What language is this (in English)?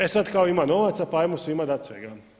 Croatian